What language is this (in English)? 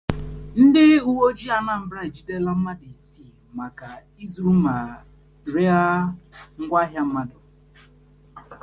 Igbo